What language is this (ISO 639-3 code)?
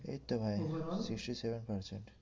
ben